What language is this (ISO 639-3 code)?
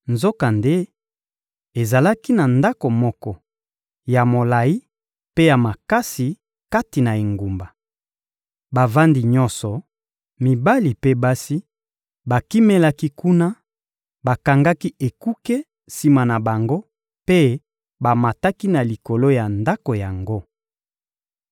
lin